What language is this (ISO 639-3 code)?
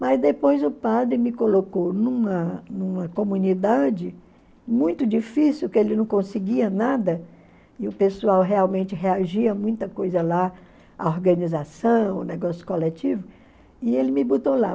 por